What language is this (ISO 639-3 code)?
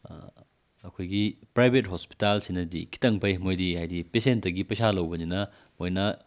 mni